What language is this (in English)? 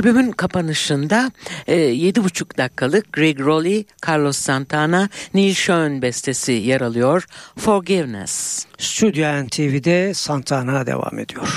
Turkish